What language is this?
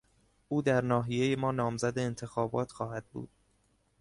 Persian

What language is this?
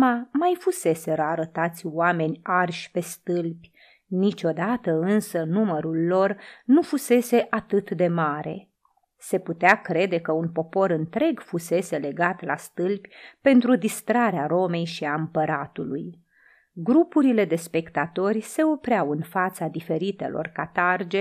Romanian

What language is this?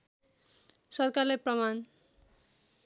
Nepali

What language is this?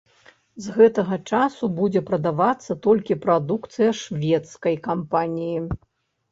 Belarusian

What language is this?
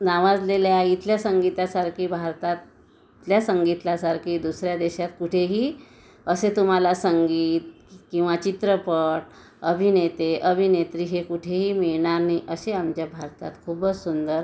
Marathi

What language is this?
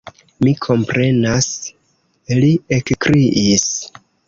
Esperanto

